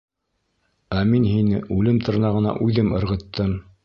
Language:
Bashkir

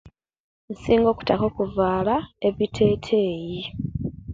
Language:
Kenyi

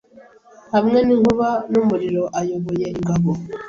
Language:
Kinyarwanda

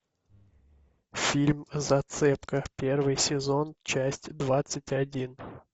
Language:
Russian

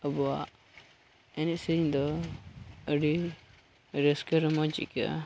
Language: Santali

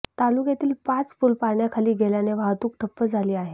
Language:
Marathi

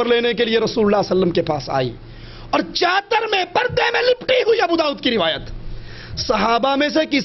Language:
Arabic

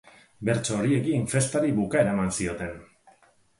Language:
Basque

